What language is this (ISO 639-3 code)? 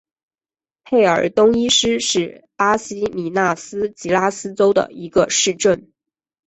zho